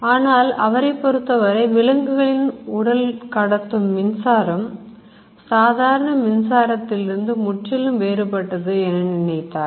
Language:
Tamil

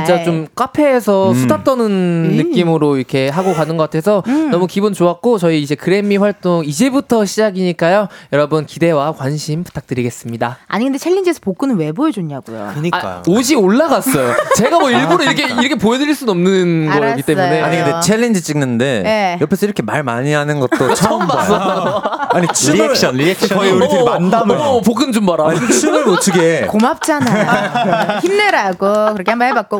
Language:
Korean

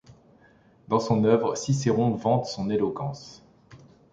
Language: French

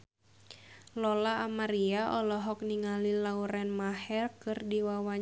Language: Sundanese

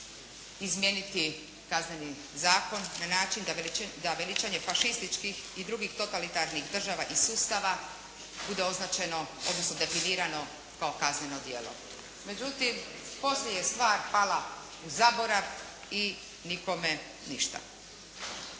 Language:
Croatian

